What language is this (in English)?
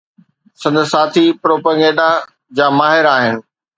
Sindhi